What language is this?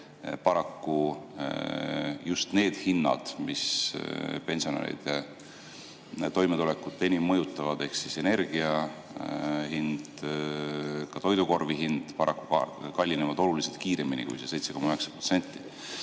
Estonian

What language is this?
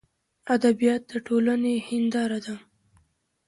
Pashto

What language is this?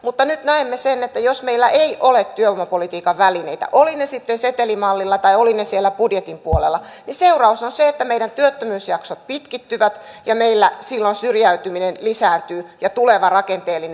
Finnish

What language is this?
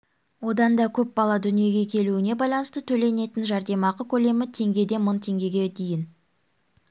Kazakh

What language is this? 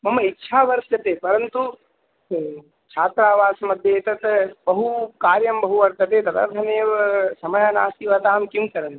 Sanskrit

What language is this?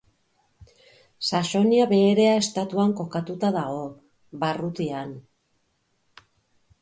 Basque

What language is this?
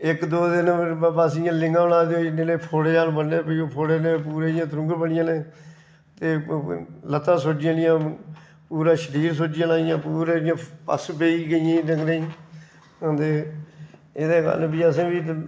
Dogri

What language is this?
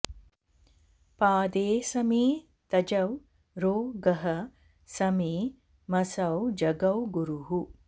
Sanskrit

